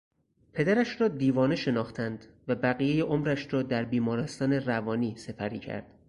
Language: Persian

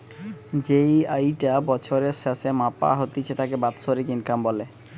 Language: Bangla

